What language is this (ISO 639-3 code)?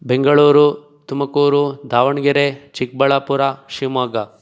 kan